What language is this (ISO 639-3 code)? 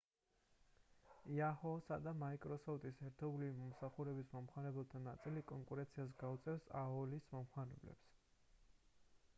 kat